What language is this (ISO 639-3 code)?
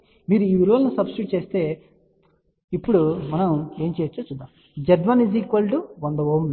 tel